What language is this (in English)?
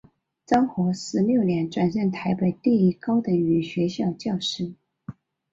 Chinese